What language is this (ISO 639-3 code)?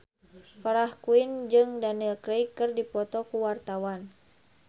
sun